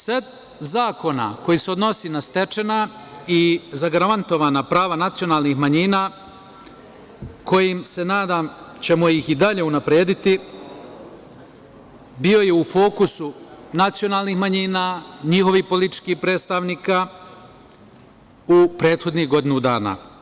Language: Serbian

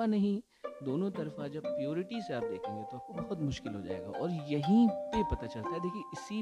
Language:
Hindi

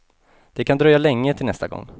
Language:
Swedish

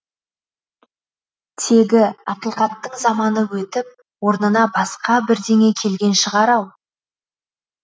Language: Kazakh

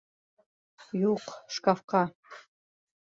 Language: Bashkir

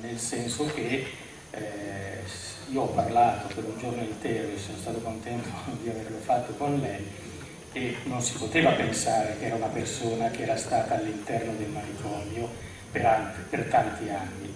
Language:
Italian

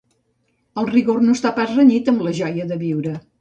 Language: Catalan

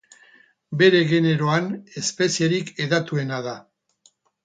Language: Basque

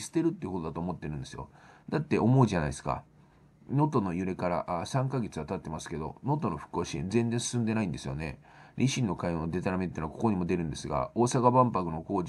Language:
Japanese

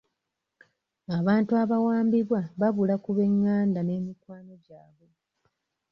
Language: Ganda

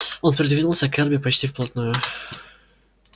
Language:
Russian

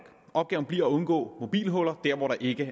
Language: Danish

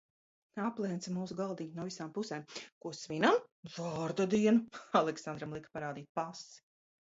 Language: Latvian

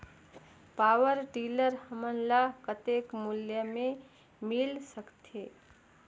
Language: Chhattisgarhi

